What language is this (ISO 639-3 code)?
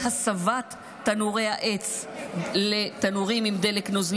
heb